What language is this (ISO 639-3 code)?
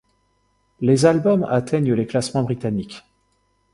fra